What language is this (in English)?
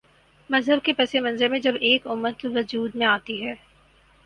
Urdu